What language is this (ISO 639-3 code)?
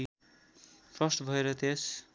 nep